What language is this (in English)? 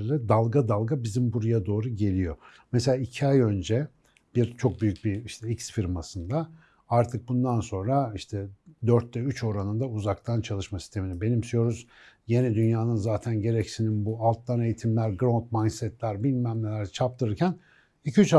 Turkish